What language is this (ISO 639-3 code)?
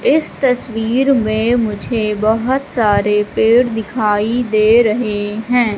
hin